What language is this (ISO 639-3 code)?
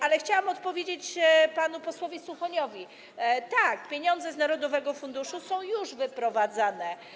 pol